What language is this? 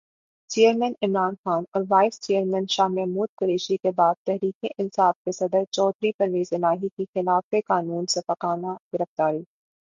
Urdu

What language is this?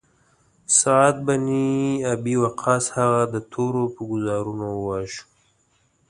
Pashto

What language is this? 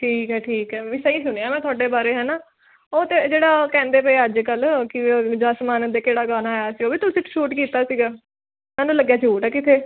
Punjabi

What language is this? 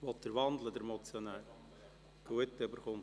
Swiss German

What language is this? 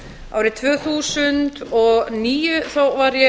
Icelandic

